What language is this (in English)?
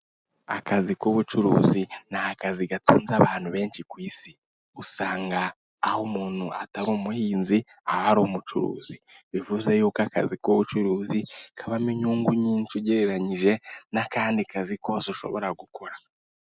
Kinyarwanda